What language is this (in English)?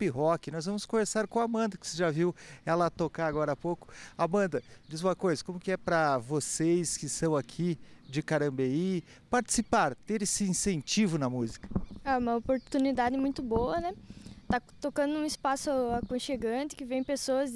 Portuguese